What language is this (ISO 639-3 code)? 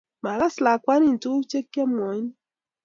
kln